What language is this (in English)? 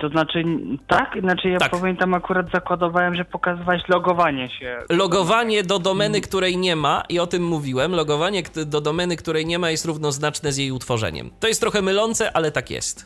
Polish